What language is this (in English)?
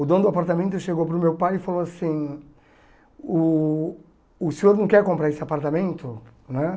Portuguese